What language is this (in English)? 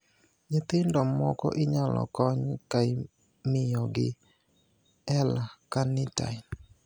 Luo (Kenya and Tanzania)